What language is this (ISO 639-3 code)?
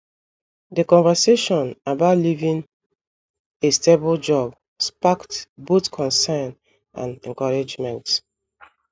ibo